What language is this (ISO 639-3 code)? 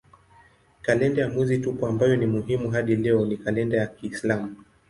swa